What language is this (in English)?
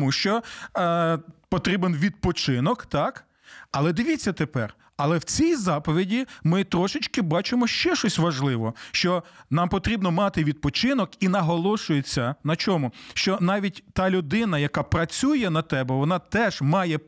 Ukrainian